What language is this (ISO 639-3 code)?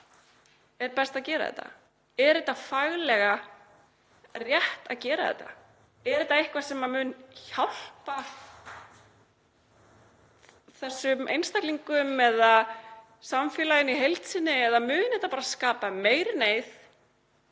isl